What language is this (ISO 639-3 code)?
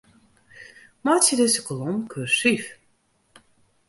fry